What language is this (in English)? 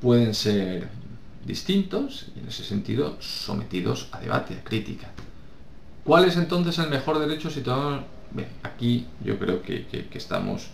Spanish